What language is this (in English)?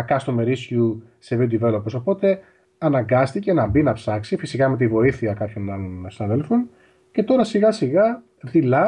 Greek